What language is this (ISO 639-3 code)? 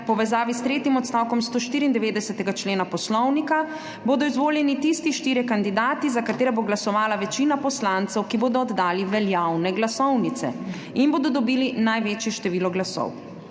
slv